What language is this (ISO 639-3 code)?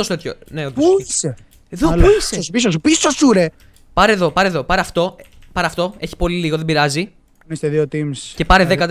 ell